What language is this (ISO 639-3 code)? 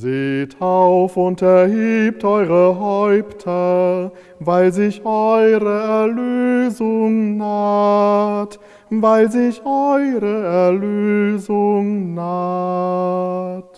deu